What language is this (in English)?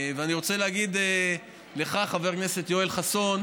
Hebrew